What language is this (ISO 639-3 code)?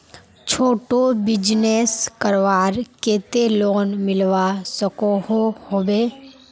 mag